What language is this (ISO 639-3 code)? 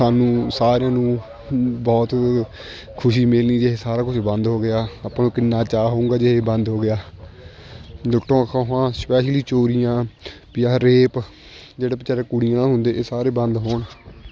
pan